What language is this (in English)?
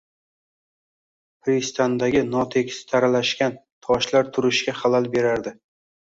Uzbek